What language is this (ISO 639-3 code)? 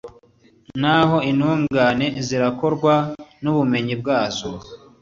kin